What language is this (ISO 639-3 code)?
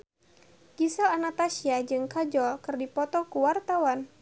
sun